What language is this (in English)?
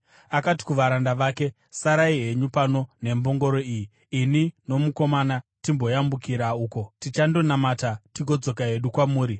Shona